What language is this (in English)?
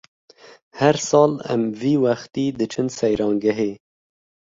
Kurdish